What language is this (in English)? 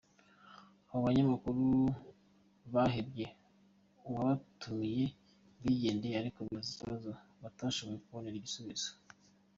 Kinyarwanda